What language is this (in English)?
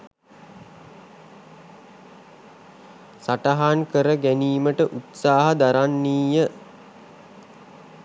Sinhala